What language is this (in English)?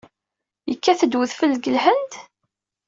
Kabyle